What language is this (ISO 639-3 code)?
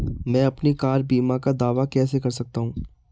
hin